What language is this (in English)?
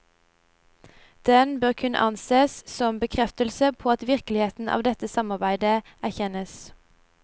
Norwegian